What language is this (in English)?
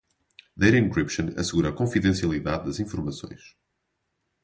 Portuguese